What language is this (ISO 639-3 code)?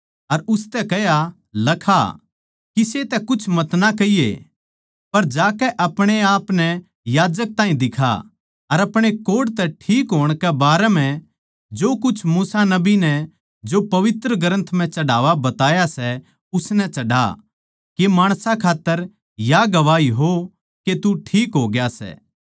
bgc